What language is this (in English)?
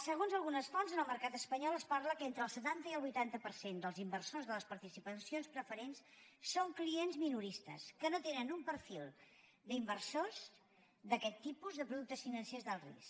Catalan